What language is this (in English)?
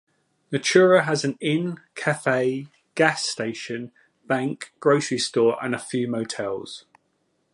English